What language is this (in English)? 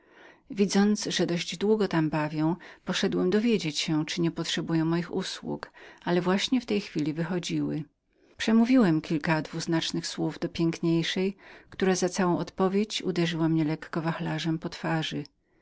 Polish